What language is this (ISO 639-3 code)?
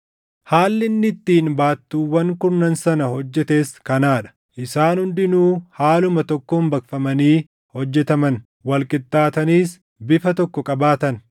orm